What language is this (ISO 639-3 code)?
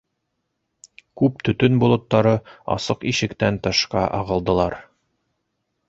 bak